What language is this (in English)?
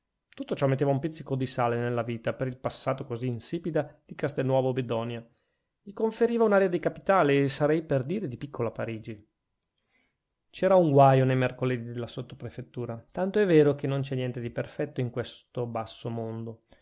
Italian